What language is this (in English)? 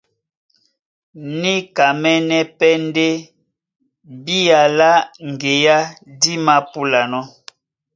Duala